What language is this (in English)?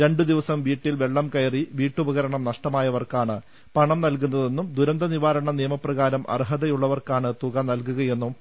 Malayalam